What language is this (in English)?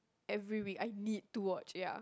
English